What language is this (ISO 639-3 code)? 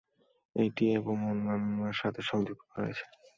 ben